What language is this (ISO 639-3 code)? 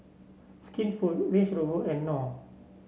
eng